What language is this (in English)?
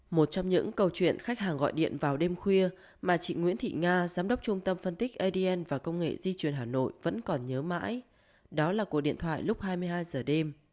Vietnamese